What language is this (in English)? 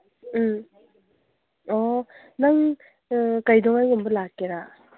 Manipuri